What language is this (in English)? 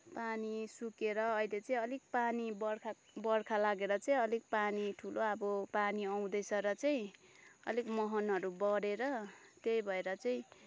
Nepali